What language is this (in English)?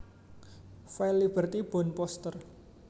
Javanese